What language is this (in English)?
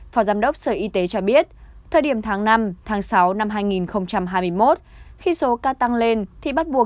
Vietnamese